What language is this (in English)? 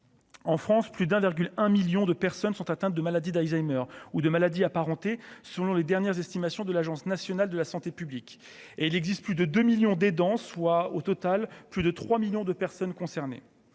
French